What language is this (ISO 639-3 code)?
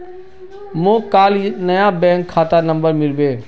mag